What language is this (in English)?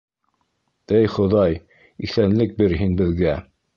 Bashkir